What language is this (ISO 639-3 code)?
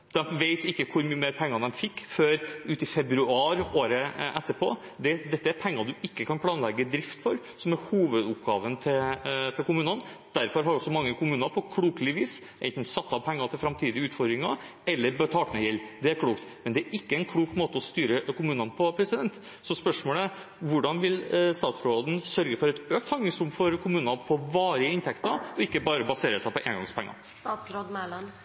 nob